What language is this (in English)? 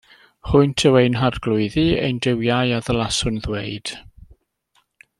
Welsh